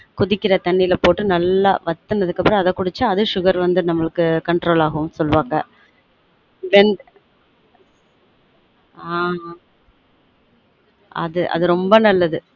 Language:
Tamil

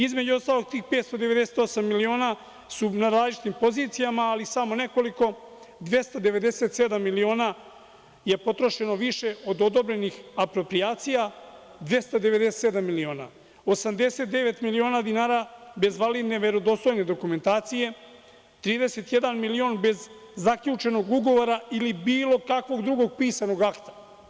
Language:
Serbian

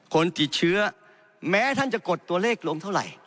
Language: Thai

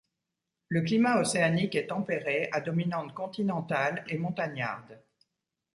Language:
French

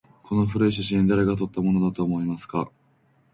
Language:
Japanese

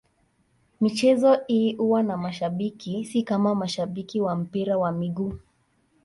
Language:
Swahili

